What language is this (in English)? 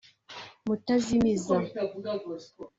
Kinyarwanda